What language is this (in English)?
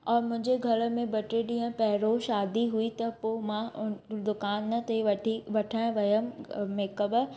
Sindhi